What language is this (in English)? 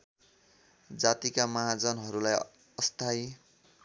Nepali